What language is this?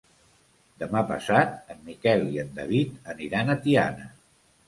Catalan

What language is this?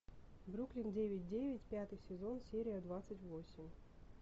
Russian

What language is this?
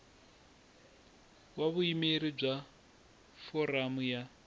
Tsonga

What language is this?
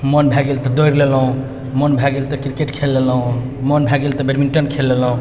Maithili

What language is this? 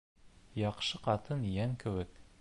Bashkir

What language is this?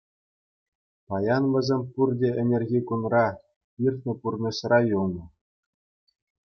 Chuvash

